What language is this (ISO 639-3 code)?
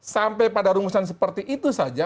ind